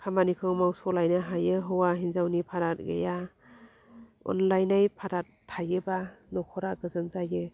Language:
Bodo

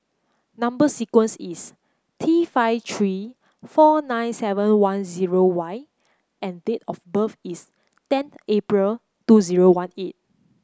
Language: English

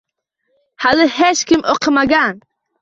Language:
Uzbek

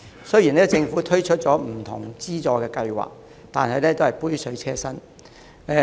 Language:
Cantonese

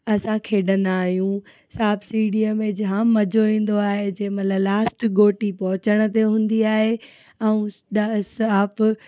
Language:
Sindhi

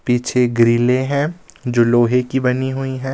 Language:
Hindi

